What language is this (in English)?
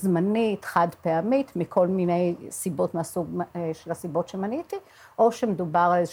Hebrew